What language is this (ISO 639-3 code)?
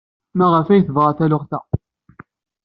kab